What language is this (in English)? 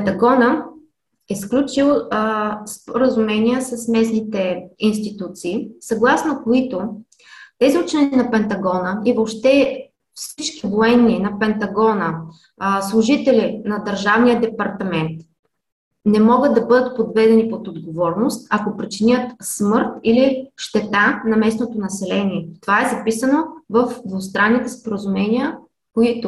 Bulgarian